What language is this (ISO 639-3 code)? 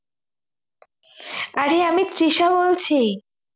ben